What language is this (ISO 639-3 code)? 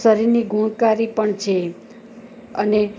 guj